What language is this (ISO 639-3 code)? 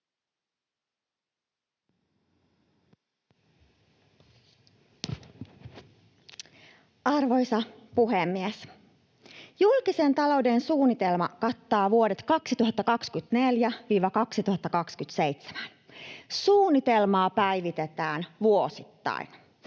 fin